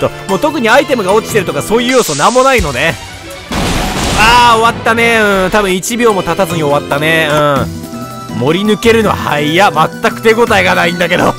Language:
Japanese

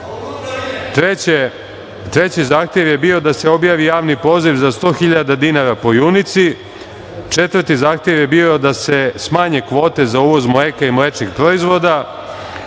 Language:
Serbian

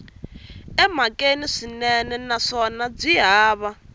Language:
Tsonga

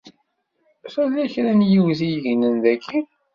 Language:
Kabyle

